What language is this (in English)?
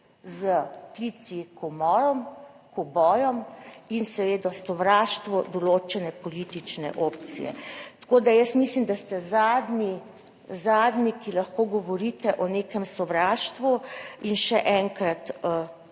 Slovenian